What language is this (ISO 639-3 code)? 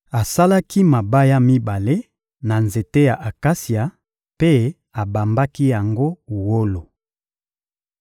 lin